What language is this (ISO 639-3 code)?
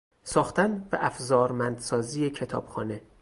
fas